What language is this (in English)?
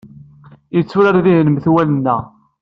Kabyle